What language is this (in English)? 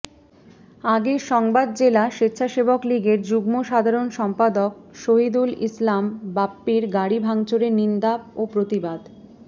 Bangla